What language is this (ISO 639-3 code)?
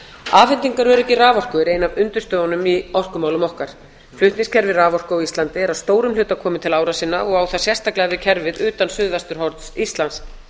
isl